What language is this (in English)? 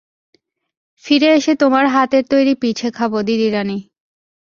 Bangla